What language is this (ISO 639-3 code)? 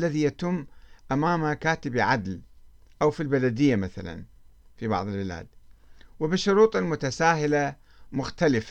ara